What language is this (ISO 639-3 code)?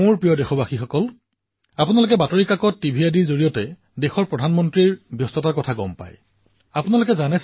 asm